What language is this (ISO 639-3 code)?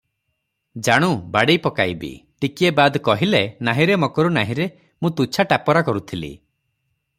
ori